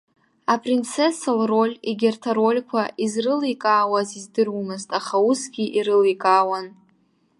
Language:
Abkhazian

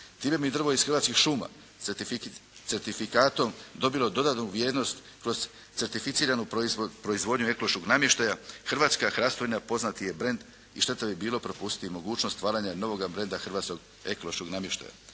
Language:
Croatian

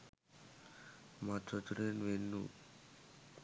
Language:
Sinhala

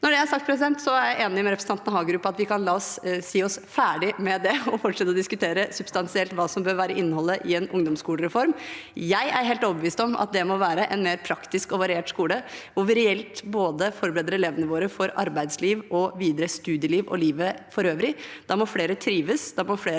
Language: Norwegian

